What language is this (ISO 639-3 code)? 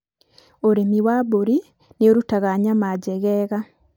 kik